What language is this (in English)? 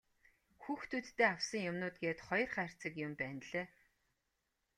Mongolian